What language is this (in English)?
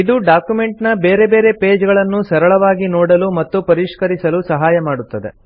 Kannada